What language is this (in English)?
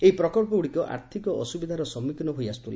Odia